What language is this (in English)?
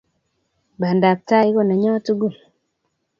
Kalenjin